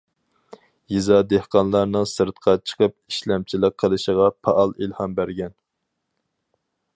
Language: Uyghur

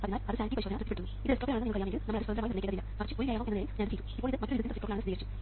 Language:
Malayalam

